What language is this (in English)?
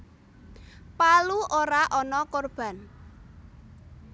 Javanese